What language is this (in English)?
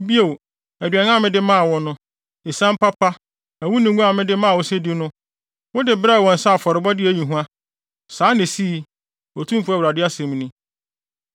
Akan